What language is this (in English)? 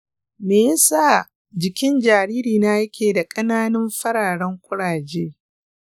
Hausa